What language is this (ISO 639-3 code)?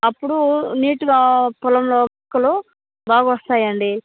tel